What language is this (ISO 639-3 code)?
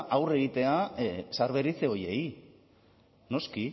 eus